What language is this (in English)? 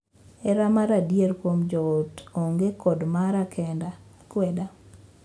Luo (Kenya and Tanzania)